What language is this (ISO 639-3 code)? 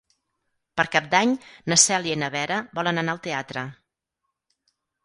cat